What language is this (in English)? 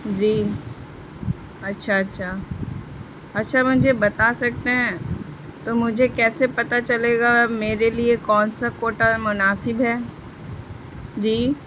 Urdu